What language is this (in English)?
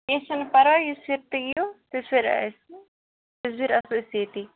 Kashmiri